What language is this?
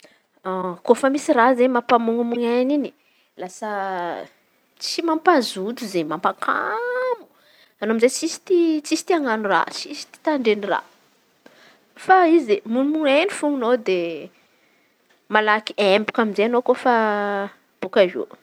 Antankarana Malagasy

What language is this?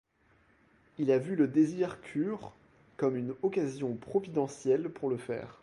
French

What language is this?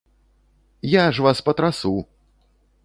Belarusian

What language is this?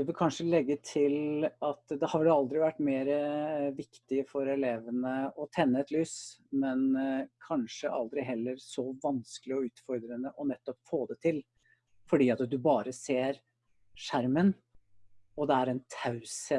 Norwegian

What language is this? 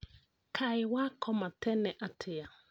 Kikuyu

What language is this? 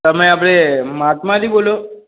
Gujarati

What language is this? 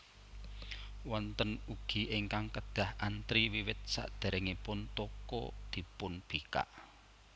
Javanese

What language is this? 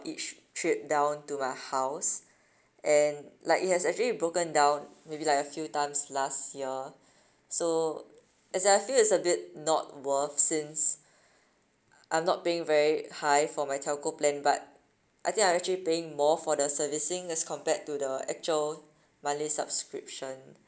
English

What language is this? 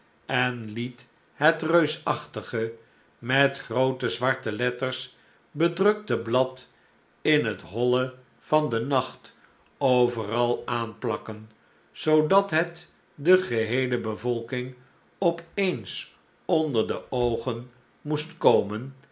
Dutch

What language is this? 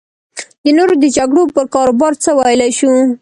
Pashto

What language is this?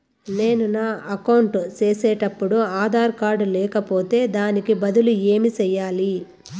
Telugu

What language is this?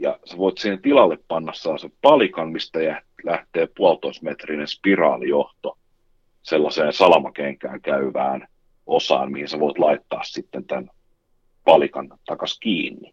Finnish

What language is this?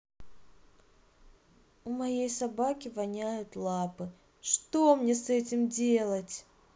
Russian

